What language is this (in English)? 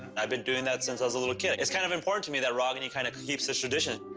English